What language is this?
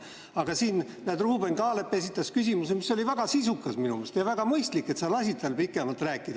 Estonian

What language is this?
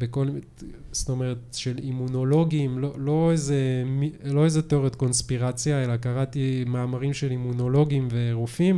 Hebrew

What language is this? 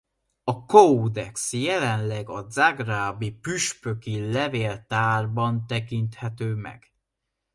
Hungarian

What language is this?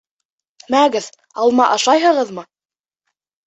Bashkir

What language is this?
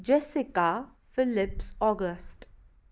Kashmiri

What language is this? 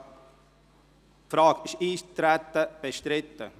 Swiss German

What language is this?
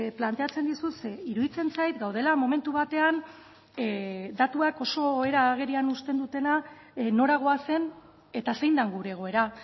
Basque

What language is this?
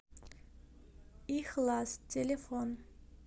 Russian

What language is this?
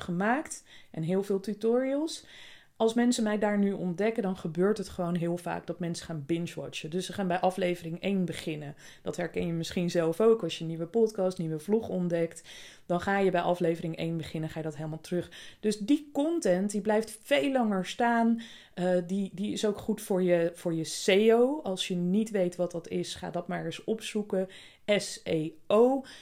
Dutch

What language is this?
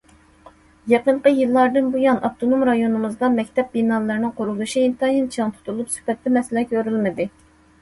Uyghur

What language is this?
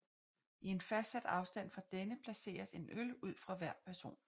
Danish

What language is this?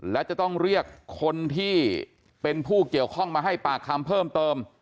Thai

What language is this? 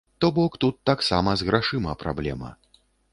Belarusian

